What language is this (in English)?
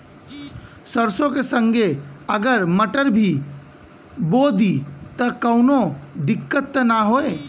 Bhojpuri